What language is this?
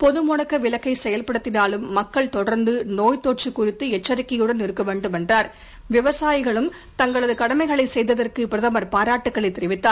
Tamil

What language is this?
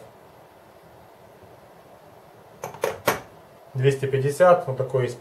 Russian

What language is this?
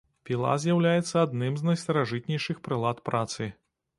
Belarusian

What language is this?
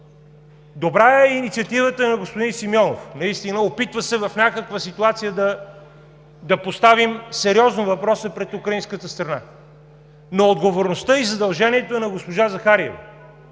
Bulgarian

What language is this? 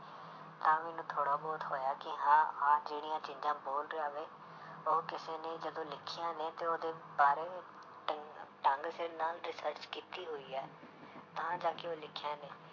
Punjabi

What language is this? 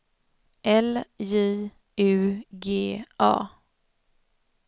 Swedish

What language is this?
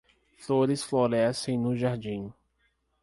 Portuguese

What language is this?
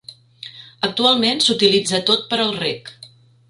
Catalan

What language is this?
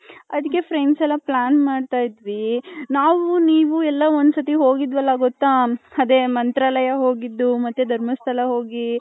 Kannada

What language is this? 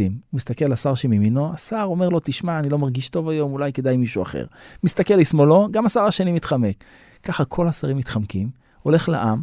Hebrew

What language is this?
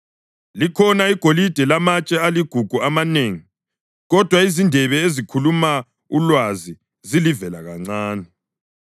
North Ndebele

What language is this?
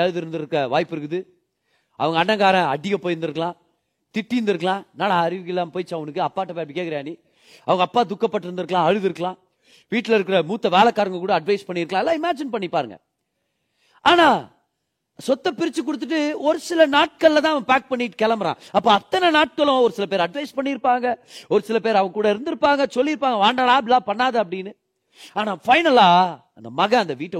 Tamil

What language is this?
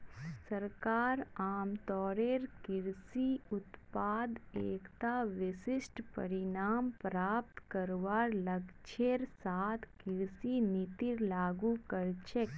Magahi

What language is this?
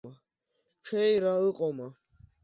Abkhazian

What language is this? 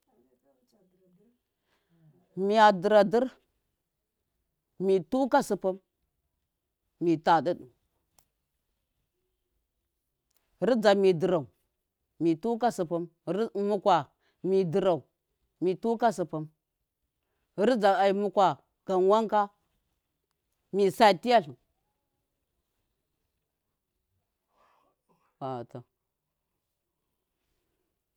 Miya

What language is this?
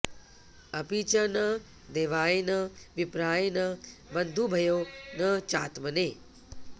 Sanskrit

